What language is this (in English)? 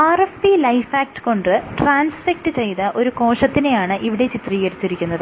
Malayalam